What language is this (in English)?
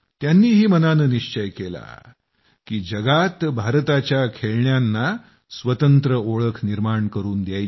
Marathi